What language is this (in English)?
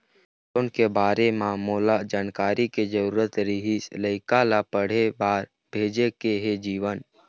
Chhattisgarhi